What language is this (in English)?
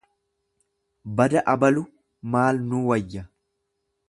Oromo